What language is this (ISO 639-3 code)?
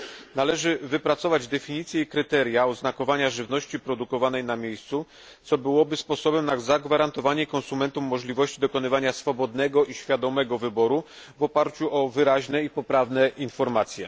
pol